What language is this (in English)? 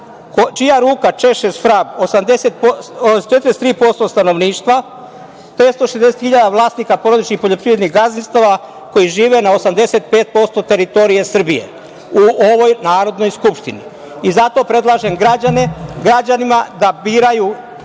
Serbian